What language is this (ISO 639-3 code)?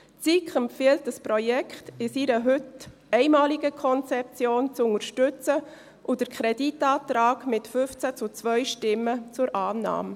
gsw